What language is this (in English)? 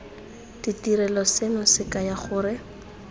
Tswana